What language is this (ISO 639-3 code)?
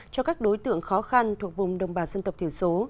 vie